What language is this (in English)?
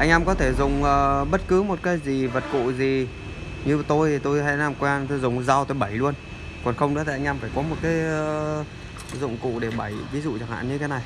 Vietnamese